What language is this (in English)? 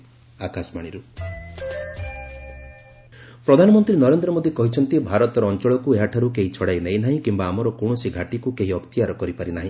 Odia